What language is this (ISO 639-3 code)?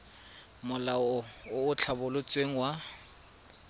tsn